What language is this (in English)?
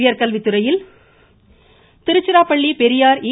Tamil